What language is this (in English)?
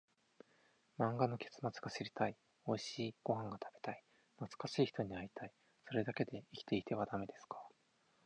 Japanese